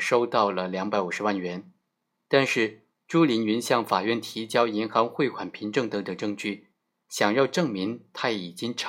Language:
Chinese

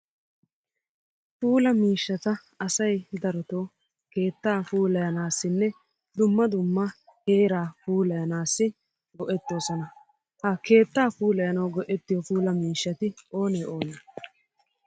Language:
Wolaytta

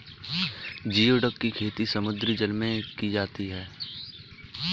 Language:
Hindi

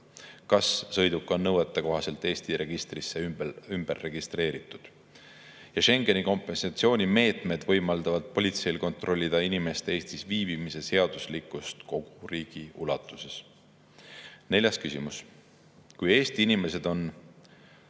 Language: Estonian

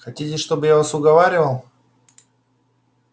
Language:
Russian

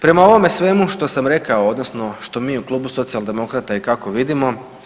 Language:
Croatian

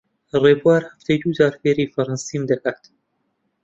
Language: Central Kurdish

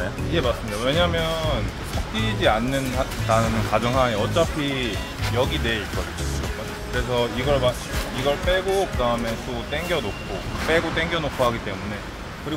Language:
Korean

